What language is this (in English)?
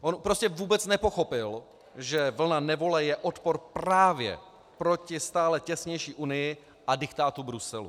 Czech